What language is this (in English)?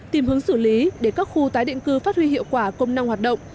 Vietnamese